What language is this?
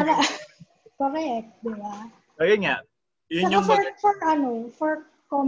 Filipino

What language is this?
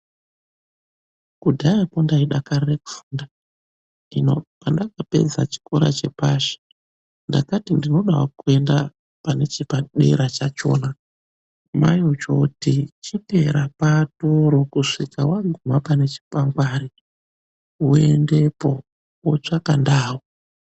Ndau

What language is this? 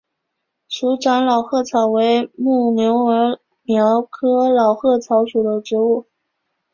Chinese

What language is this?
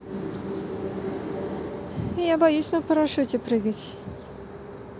Russian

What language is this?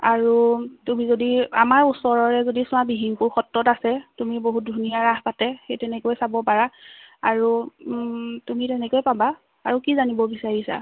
Assamese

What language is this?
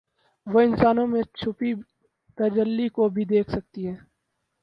Urdu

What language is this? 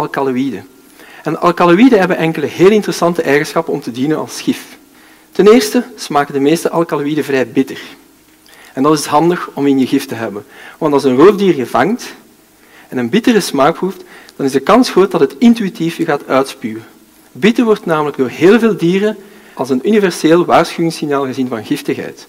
Dutch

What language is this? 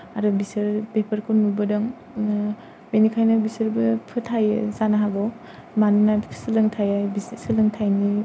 Bodo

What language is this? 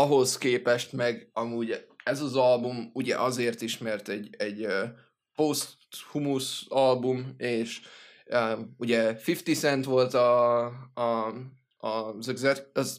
Hungarian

